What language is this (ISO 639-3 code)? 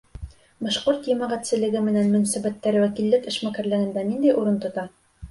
bak